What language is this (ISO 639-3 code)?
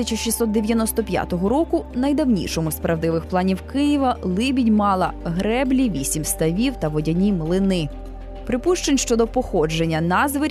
ukr